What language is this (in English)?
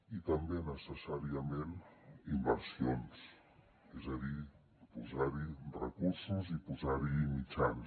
Catalan